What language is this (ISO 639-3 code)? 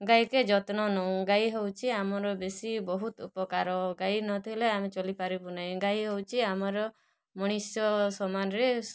ori